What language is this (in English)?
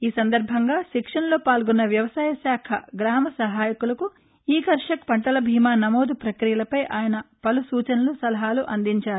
Telugu